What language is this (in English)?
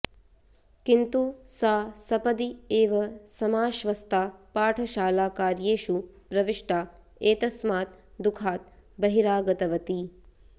Sanskrit